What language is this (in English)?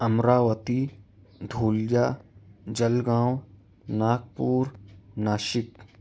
Urdu